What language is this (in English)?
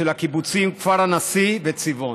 Hebrew